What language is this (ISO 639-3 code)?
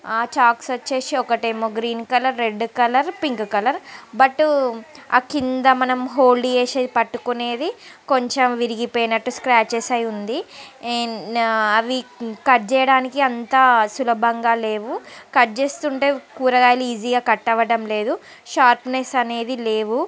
tel